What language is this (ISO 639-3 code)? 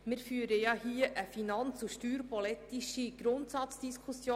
gsw